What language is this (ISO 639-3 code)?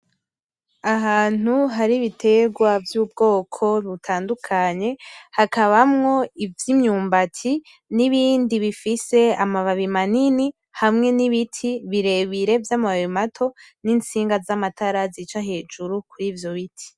run